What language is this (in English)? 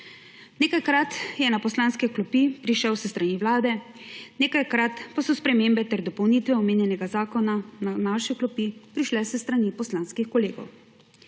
Slovenian